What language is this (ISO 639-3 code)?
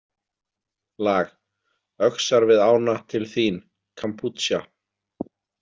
isl